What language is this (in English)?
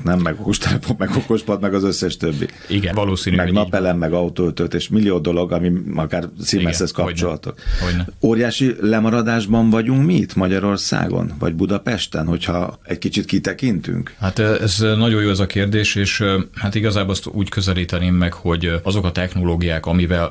Hungarian